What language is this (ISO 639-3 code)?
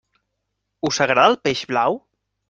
cat